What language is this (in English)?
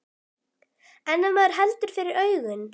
Icelandic